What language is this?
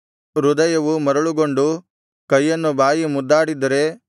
Kannada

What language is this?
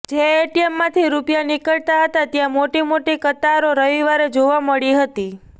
Gujarati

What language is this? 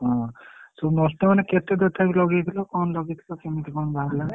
Odia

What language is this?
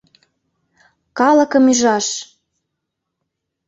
Mari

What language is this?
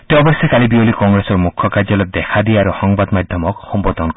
Assamese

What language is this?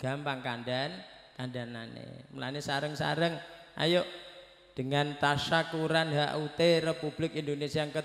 Indonesian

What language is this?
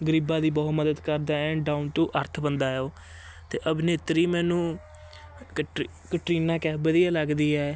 Punjabi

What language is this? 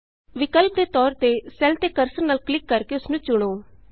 Punjabi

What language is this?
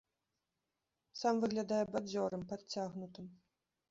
Belarusian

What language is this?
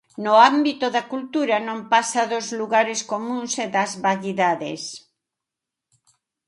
Galician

